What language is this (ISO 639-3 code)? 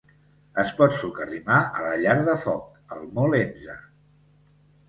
cat